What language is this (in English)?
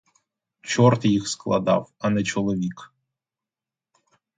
Ukrainian